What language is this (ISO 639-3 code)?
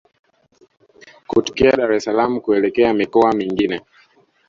swa